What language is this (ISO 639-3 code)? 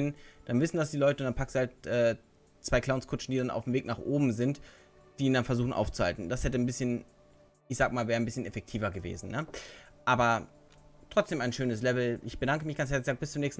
deu